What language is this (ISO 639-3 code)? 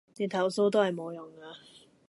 yue